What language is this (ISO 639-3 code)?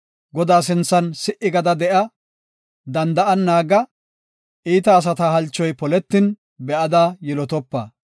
gof